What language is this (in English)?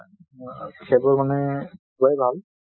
Assamese